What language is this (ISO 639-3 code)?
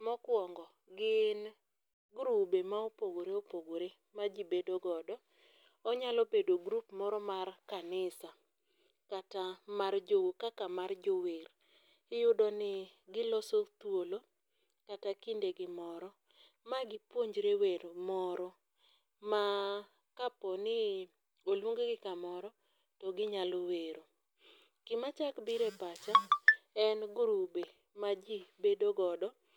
luo